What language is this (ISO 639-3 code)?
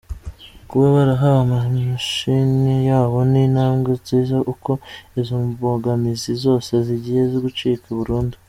kin